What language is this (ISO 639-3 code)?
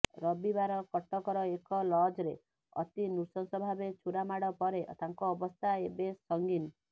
ori